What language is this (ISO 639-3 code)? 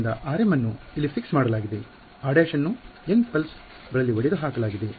kan